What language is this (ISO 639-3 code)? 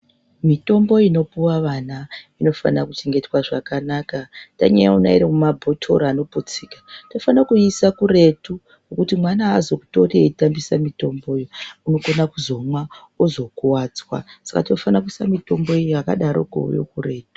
ndc